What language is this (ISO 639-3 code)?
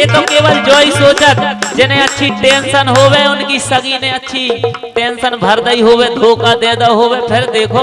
hin